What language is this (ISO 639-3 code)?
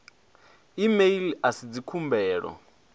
ven